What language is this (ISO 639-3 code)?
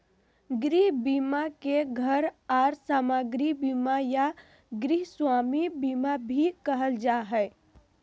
mag